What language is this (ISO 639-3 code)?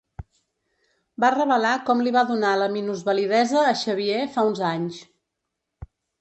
cat